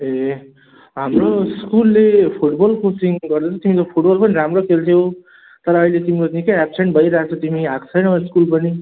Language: Nepali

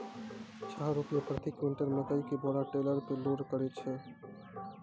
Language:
Maithili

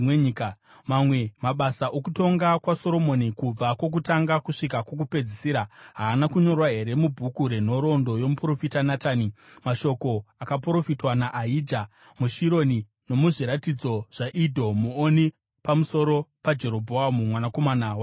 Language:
Shona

